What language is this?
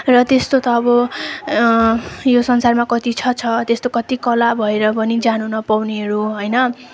Nepali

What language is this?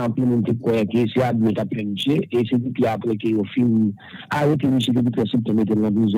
French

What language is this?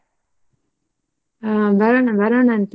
Kannada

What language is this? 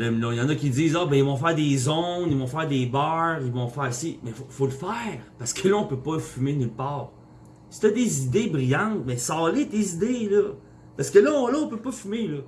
French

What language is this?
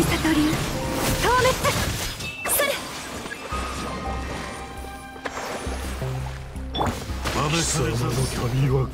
Japanese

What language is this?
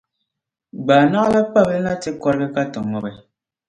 Dagbani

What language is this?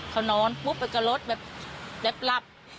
Thai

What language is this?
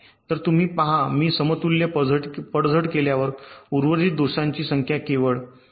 Marathi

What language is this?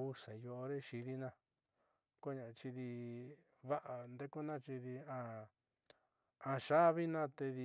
Southeastern Nochixtlán Mixtec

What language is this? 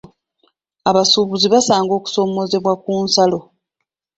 Ganda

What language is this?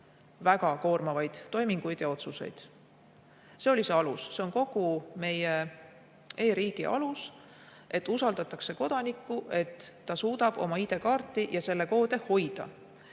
Estonian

